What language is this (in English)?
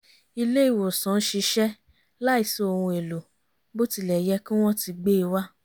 Yoruba